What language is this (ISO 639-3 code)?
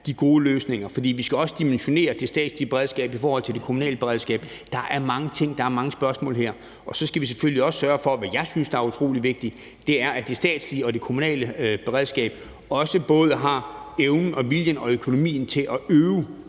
dan